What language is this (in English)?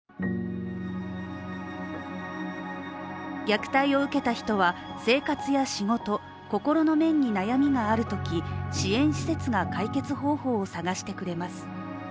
Japanese